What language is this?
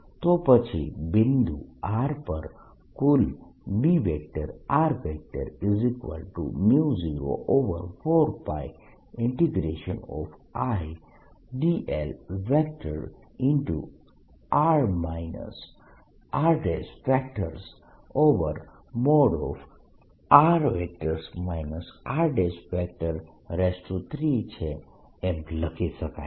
Gujarati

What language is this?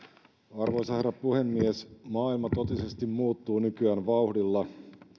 Finnish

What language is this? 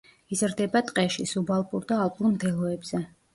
Georgian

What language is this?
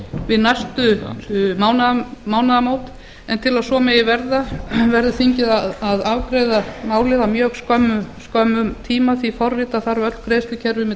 Icelandic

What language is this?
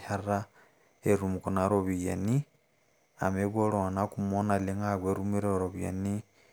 Masai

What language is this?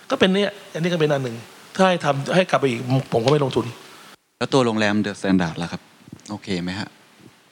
Thai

